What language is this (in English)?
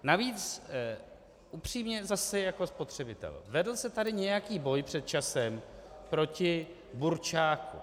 Czech